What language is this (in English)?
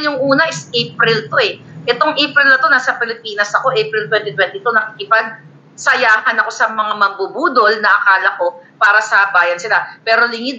Filipino